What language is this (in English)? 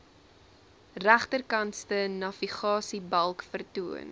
Afrikaans